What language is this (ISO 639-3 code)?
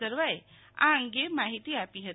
guj